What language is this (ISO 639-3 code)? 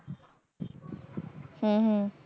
pan